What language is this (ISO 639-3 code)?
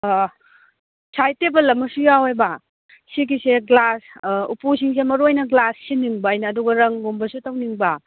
mni